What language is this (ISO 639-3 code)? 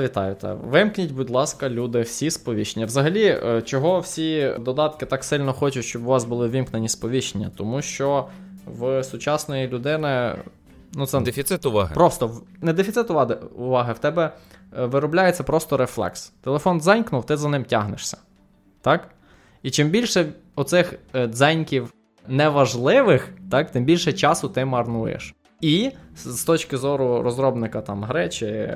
ukr